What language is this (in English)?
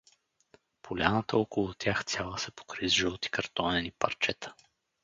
Bulgarian